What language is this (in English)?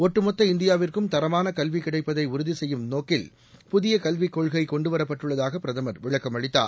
Tamil